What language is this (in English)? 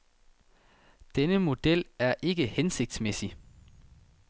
Danish